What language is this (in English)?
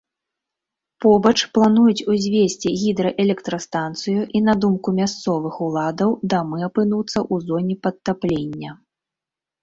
Belarusian